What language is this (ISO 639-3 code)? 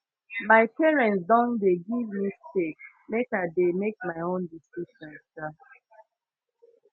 pcm